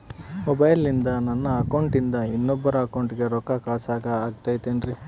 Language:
Kannada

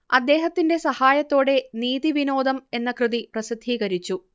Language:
Malayalam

